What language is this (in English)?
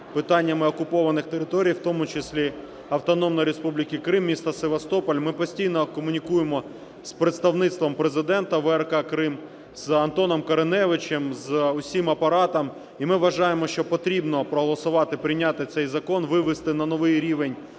Ukrainian